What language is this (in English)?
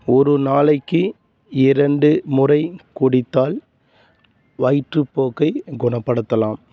Tamil